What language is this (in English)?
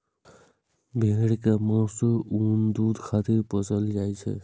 Maithili